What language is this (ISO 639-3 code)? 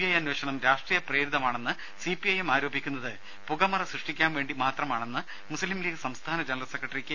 mal